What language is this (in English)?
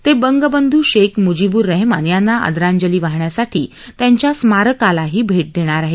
Marathi